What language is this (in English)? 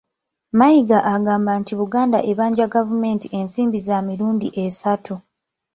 Ganda